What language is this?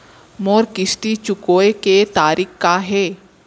Chhattisgarhi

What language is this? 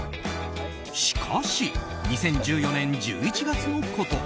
Japanese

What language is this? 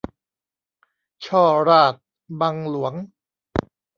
Thai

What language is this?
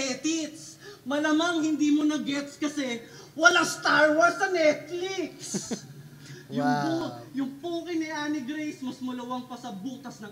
Filipino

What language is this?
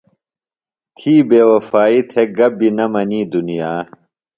Phalura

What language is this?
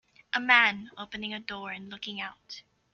English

